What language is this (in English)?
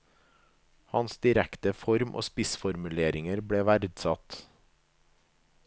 Norwegian